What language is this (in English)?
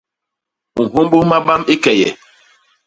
Basaa